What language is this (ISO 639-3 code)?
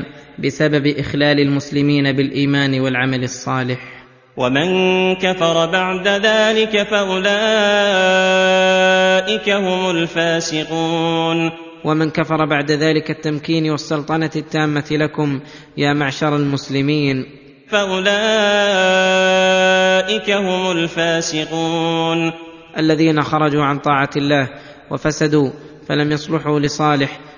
ara